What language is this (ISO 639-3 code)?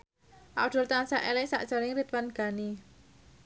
jav